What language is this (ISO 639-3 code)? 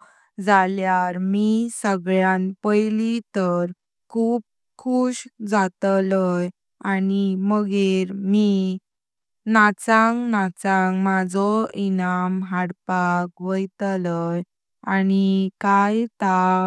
kok